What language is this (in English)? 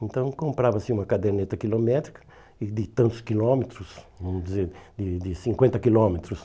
Portuguese